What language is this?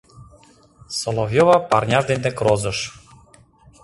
Mari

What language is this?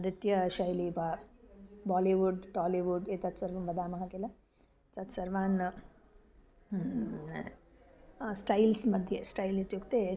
Sanskrit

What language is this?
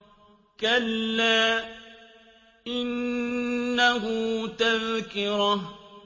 Arabic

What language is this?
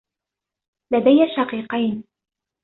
Arabic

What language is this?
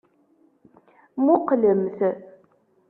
Kabyle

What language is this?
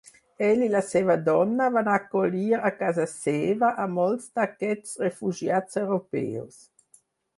Catalan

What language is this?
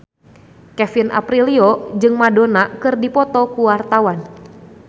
Sundanese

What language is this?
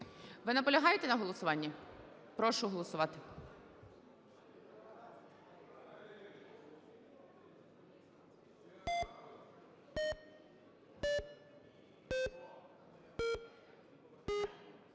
Ukrainian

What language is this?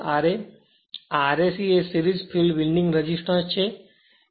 Gujarati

